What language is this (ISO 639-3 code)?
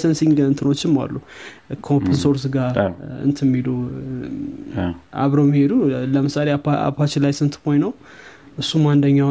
amh